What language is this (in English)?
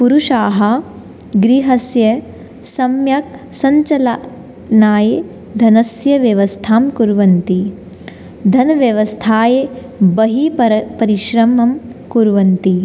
Sanskrit